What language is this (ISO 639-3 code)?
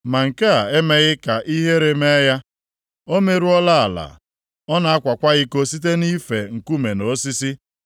ibo